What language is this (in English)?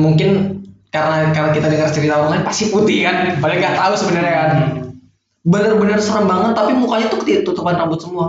Indonesian